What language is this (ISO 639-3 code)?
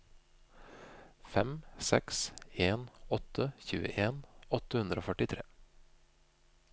nor